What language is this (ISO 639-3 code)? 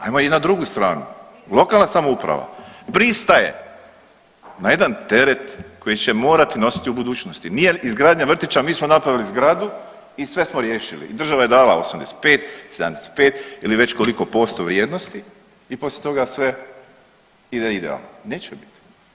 hrv